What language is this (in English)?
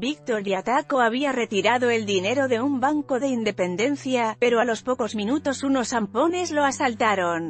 Spanish